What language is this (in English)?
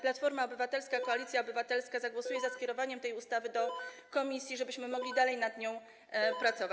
Polish